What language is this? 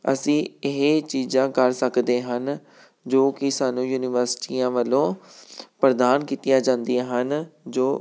Punjabi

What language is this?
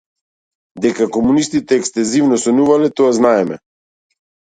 Macedonian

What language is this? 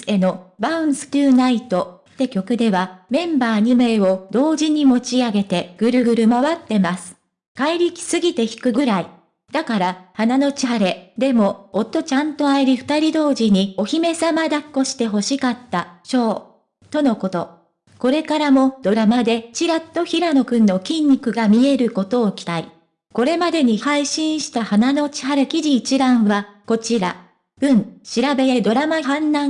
Japanese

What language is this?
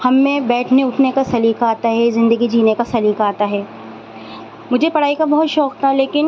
Urdu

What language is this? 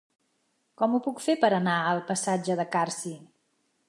Catalan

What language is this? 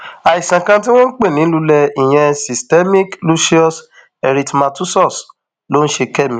Yoruba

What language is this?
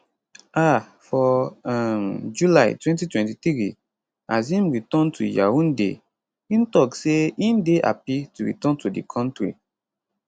Nigerian Pidgin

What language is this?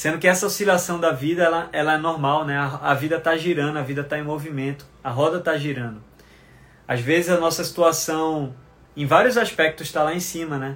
Portuguese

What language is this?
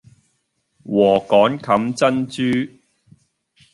Cantonese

